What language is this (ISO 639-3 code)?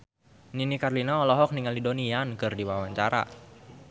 sun